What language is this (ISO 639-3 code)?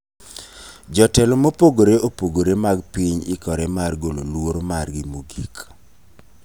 luo